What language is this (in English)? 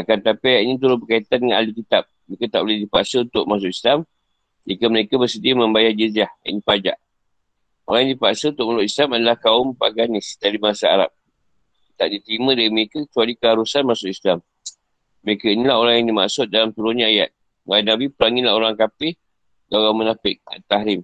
Malay